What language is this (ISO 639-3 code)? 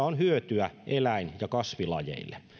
fin